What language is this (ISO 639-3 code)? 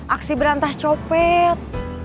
ind